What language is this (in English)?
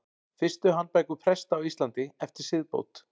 Icelandic